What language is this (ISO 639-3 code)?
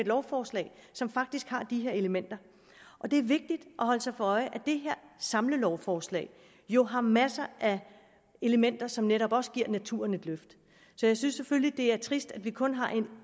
dan